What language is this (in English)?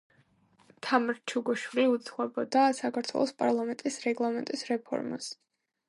Georgian